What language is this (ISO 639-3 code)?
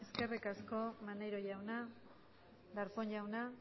eus